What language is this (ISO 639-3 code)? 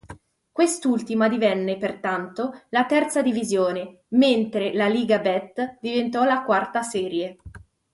ita